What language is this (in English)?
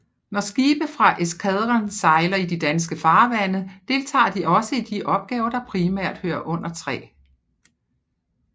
Danish